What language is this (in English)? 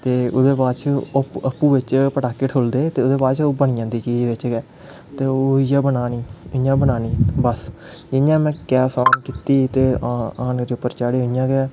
Dogri